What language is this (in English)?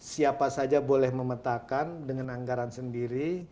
Indonesian